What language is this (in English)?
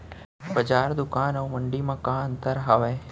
Chhattisgarhi